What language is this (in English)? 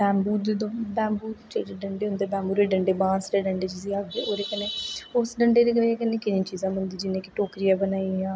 Dogri